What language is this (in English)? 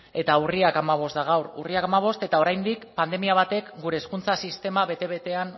Basque